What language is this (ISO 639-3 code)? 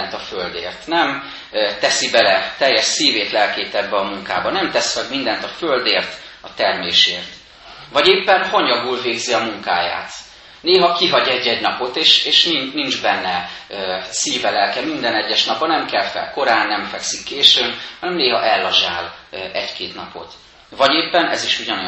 hun